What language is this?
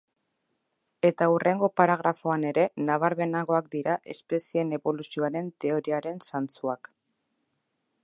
Basque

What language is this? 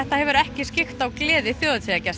Icelandic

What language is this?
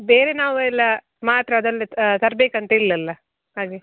Kannada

